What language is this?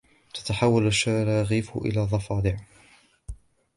Arabic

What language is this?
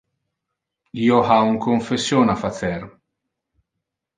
Interlingua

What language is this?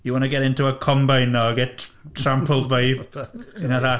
Welsh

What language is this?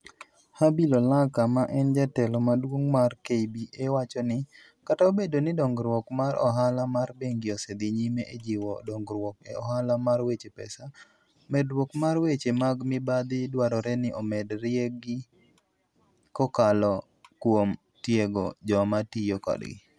Luo (Kenya and Tanzania)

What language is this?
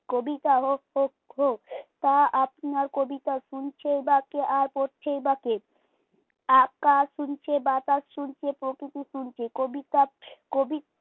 Bangla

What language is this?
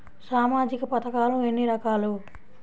Telugu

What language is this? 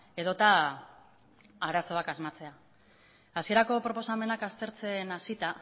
Basque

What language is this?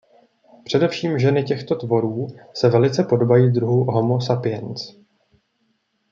Czech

